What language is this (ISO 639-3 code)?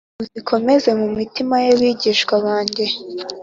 kin